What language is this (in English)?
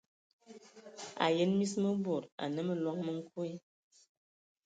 Ewondo